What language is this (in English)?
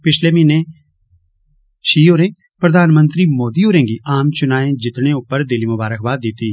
Dogri